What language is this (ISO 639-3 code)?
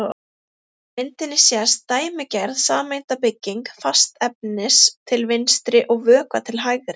isl